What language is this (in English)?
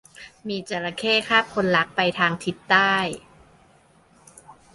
Thai